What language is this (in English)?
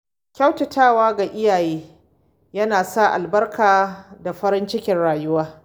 Hausa